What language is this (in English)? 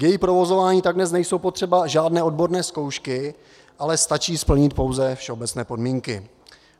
Czech